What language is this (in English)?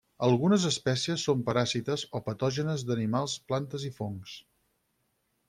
Catalan